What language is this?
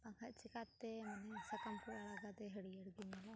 Santali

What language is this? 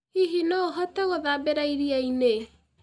Kikuyu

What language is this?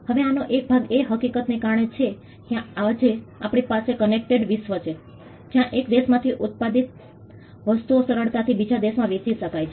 Gujarati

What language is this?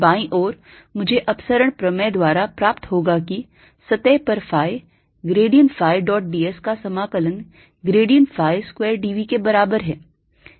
Hindi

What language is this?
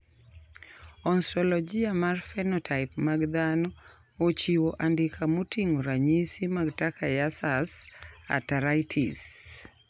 Luo (Kenya and Tanzania)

